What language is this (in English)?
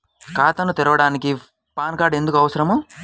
Telugu